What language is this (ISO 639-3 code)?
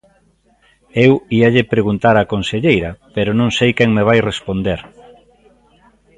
glg